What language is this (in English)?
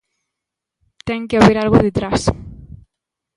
Galician